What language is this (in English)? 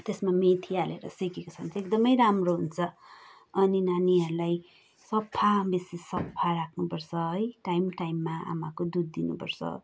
Nepali